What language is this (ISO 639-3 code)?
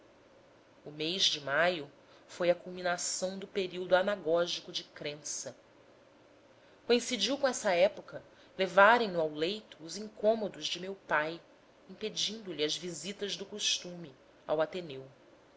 por